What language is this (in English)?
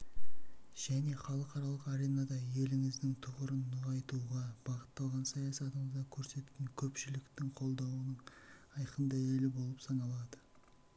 Kazakh